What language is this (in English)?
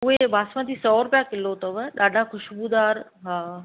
Sindhi